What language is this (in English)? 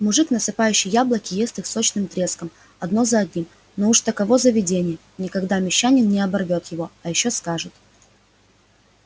Russian